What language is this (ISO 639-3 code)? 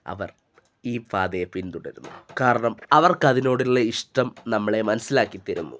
mal